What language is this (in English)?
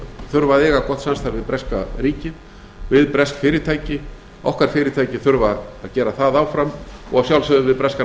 Icelandic